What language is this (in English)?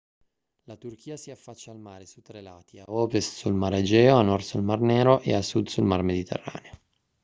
Italian